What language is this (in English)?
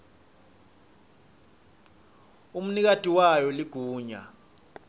Swati